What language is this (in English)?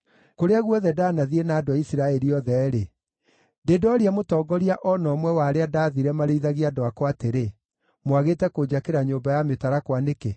Kikuyu